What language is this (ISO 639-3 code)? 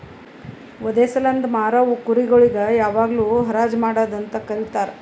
kan